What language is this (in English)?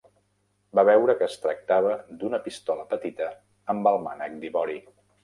Catalan